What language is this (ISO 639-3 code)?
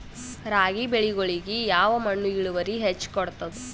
kan